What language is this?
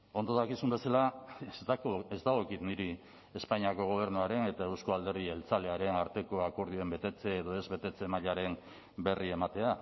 Basque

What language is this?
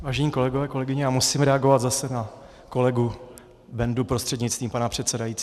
Czech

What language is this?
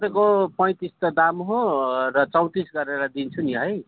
Nepali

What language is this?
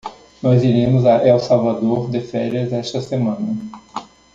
Portuguese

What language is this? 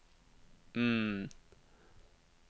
Norwegian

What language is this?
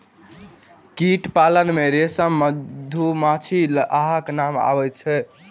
Maithili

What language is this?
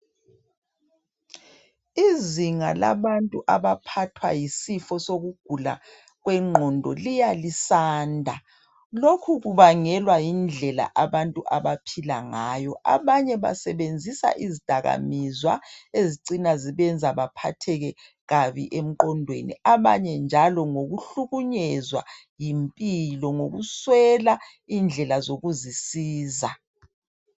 North Ndebele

